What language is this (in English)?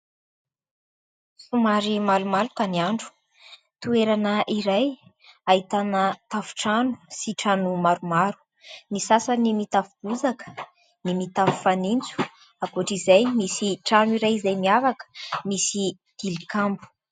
Malagasy